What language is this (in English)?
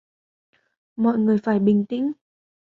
Vietnamese